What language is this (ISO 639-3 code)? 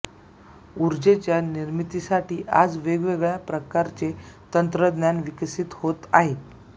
mar